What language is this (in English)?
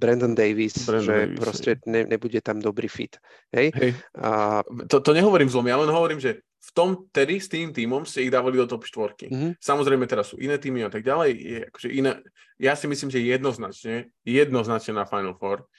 Slovak